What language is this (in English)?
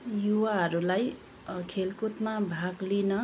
Nepali